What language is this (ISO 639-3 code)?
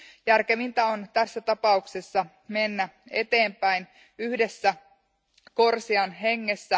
fin